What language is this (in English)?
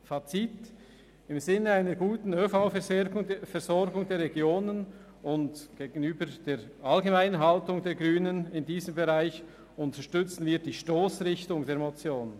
Swiss German